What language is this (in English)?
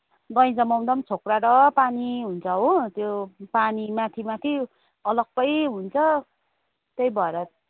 Nepali